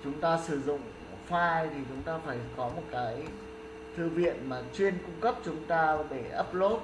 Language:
Vietnamese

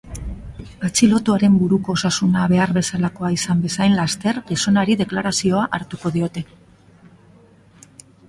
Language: Basque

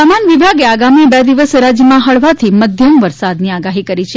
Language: Gujarati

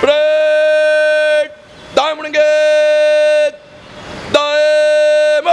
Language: Dutch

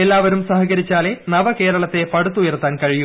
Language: Malayalam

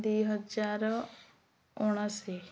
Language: Odia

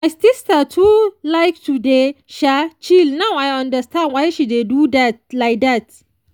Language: Nigerian Pidgin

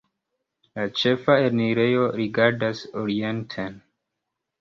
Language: Esperanto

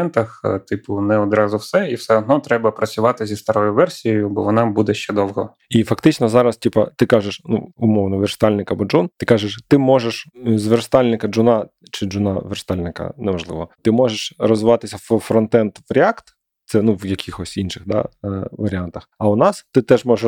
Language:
Ukrainian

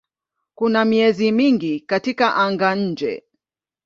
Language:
Swahili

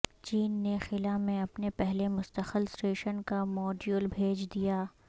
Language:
Urdu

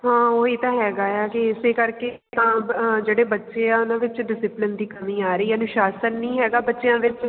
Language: Punjabi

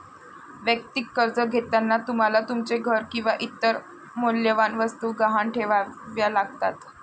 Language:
Marathi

